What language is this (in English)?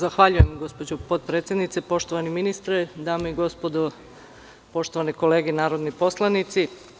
Serbian